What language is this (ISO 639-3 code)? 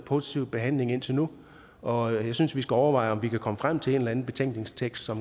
dan